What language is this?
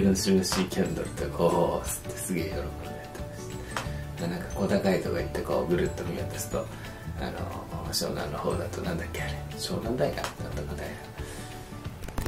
Japanese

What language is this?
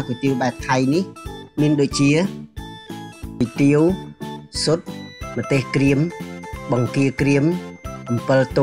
Japanese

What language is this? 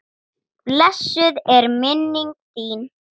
Icelandic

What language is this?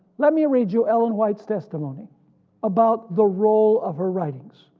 English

